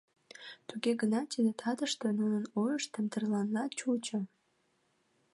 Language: Mari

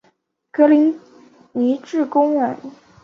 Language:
Chinese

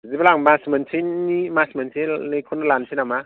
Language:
Bodo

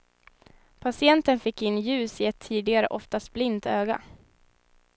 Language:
Swedish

